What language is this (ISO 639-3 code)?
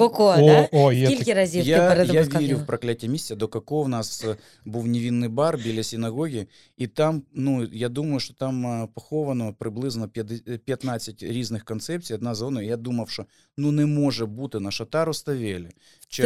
ukr